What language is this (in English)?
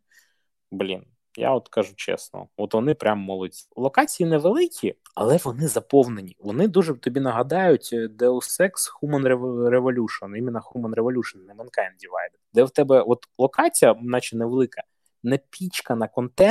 Ukrainian